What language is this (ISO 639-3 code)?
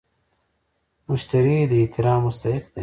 pus